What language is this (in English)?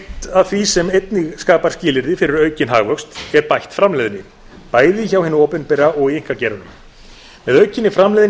Icelandic